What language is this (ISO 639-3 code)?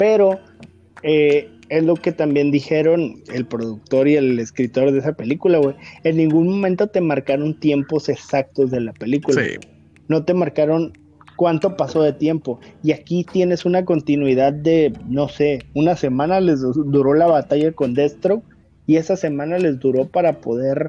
spa